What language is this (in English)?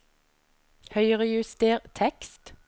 Norwegian